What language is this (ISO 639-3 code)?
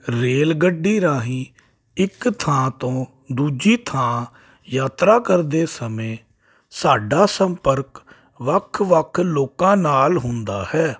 pan